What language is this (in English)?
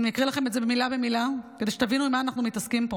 Hebrew